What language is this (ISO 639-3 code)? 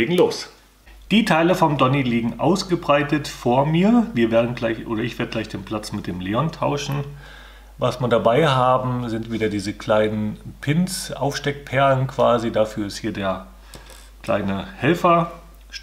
deu